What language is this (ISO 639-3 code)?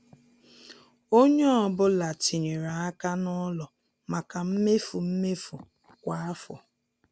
ibo